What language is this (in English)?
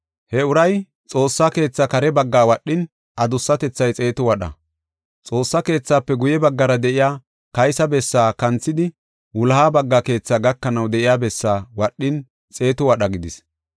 Gofa